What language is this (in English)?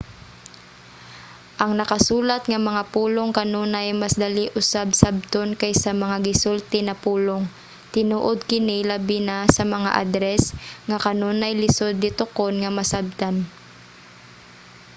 Cebuano